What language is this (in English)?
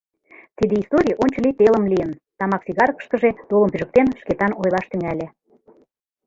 Mari